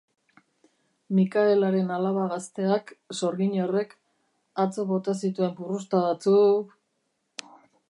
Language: Basque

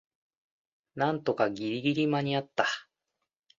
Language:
Japanese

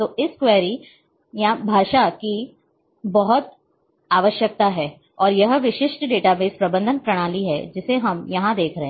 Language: Hindi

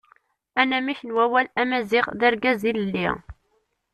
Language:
Kabyle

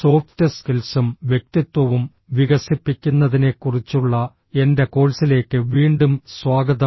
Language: Malayalam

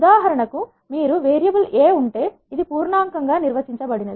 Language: Telugu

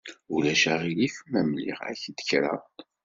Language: Kabyle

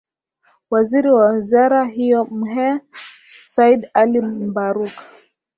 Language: Swahili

